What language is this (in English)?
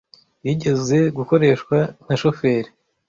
Kinyarwanda